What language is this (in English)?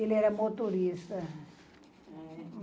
Portuguese